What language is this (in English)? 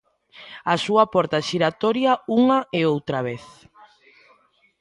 Galician